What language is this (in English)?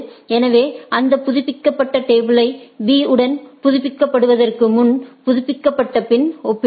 Tamil